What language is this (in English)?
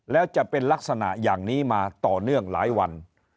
Thai